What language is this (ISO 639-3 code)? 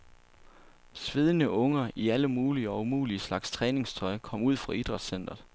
dan